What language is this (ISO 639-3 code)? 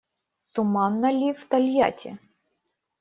rus